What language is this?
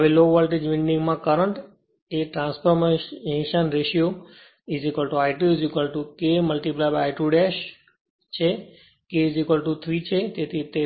Gujarati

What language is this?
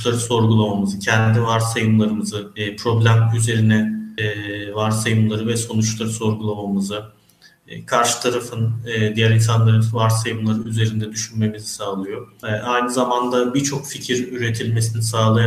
Turkish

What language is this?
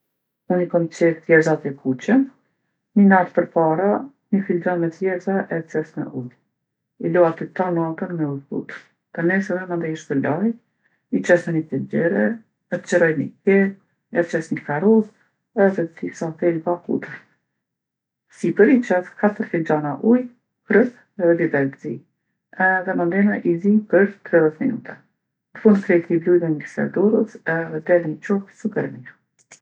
Gheg Albanian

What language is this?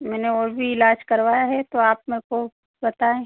Hindi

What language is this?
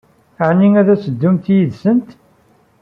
Kabyle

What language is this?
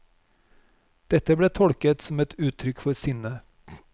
Norwegian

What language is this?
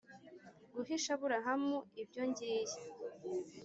Kinyarwanda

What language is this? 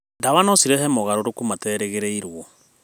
Kikuyu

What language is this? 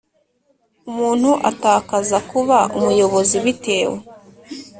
Kinyarwanda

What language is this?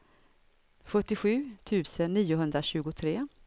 Swedish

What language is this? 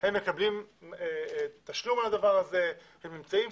Hebrew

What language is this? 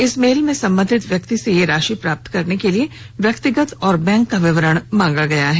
Hindi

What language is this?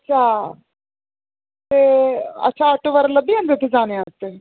Dogri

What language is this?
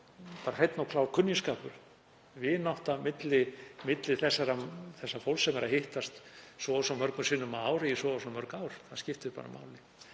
Icelandic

